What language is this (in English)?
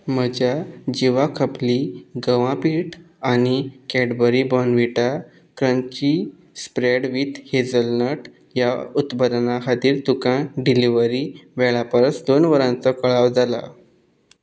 Konkani